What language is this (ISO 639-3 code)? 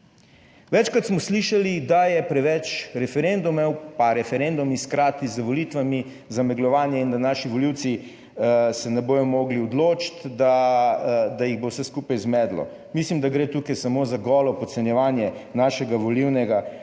slv